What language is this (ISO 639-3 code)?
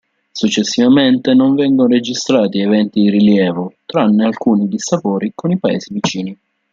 ita